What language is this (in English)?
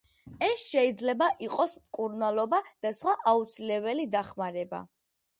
Georgian